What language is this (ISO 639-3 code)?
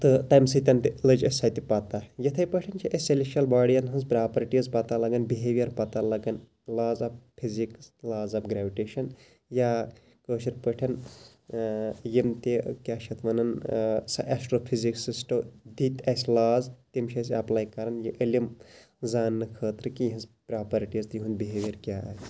kas